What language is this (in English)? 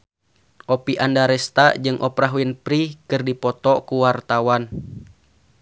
Sundanese